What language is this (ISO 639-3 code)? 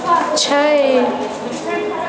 mai